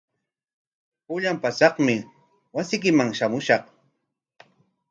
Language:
Corongo Ancash Quechua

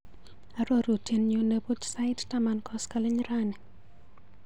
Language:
Kalenjin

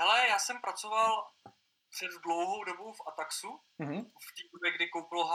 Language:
Czech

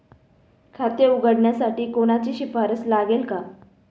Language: Marathi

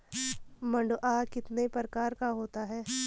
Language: Hindi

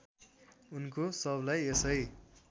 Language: Nepali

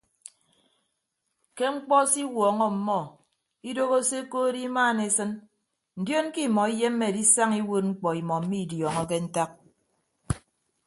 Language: Ibibio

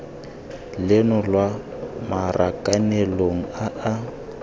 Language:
Tswana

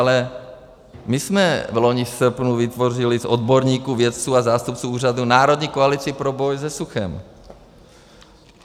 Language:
Czech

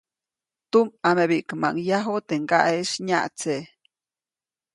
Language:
Copainalá Zoque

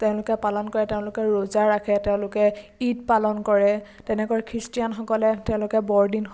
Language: Assamese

